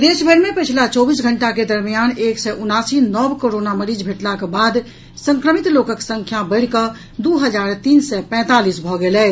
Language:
Maithili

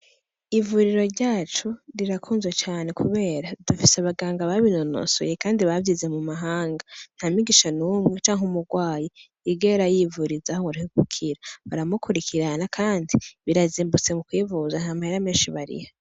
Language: Rundi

